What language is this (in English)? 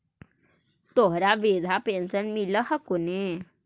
Magahi